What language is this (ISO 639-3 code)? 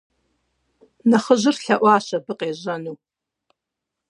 kbd